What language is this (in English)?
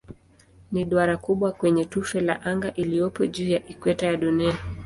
Swahili